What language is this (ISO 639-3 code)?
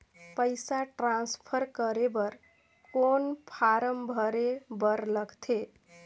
hne